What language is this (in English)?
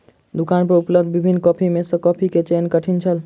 Maithili